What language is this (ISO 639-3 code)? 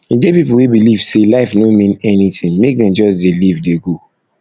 pcm